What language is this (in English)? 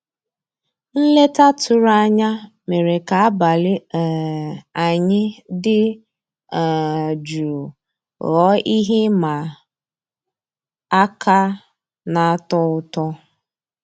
Igbo